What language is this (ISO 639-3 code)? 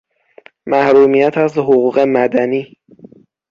fas